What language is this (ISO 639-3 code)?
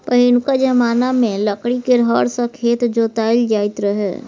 mai